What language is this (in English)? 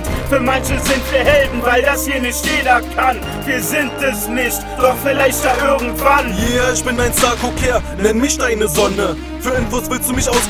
German